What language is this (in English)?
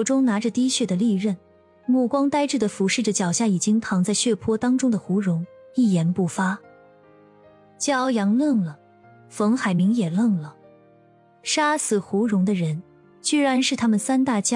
Chinese